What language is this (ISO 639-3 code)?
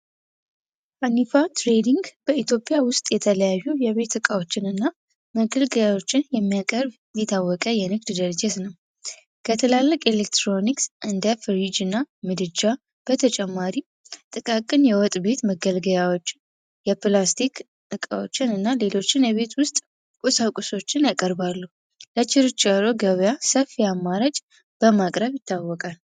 amh